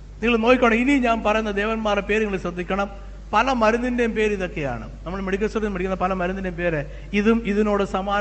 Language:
Malayalam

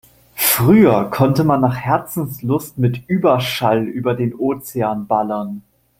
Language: German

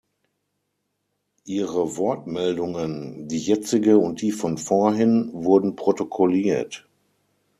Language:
German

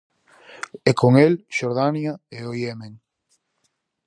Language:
Galician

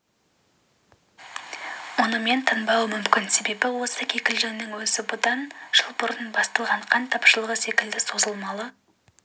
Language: Kazakh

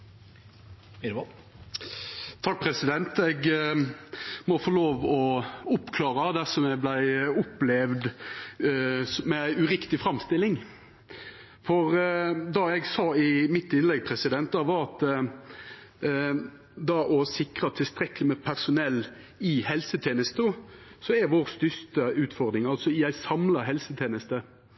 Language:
Norwegian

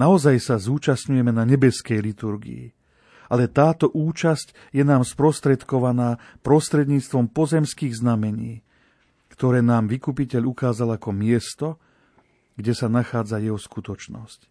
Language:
Slovak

